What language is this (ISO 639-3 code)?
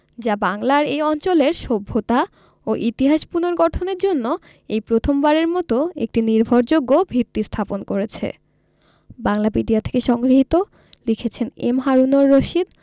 ben